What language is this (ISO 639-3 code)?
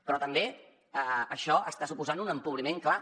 cat